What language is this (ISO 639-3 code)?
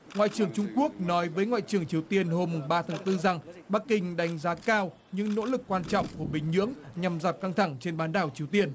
vie